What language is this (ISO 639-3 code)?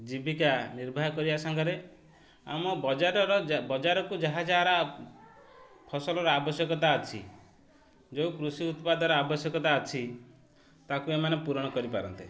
ori